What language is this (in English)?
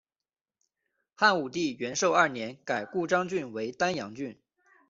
Chinese